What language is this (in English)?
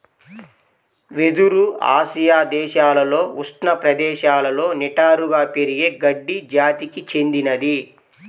Telugu